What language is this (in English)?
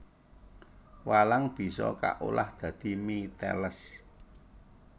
Javanese